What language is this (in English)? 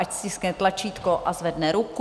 Czech